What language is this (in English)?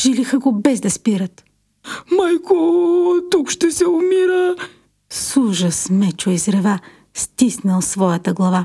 Bulgarian